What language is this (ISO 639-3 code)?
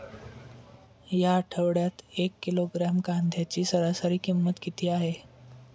mar